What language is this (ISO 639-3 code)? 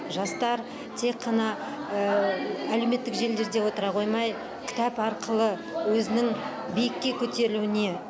kaz